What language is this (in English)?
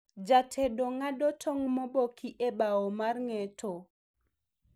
Luo (Kenya and Tanzania)